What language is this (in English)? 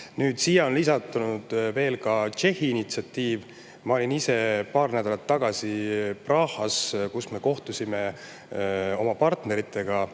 Estonian